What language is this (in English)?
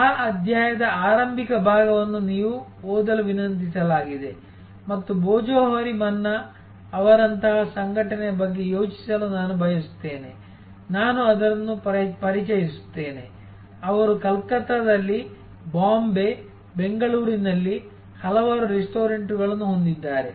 Kannada